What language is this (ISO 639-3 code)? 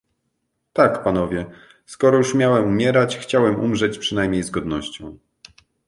pol